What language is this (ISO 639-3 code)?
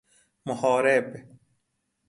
fas